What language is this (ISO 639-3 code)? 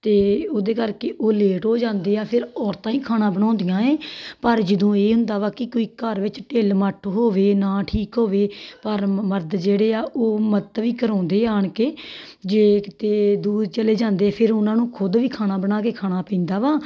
pan